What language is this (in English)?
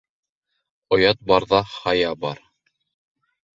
Bashkir